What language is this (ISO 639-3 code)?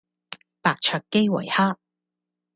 yue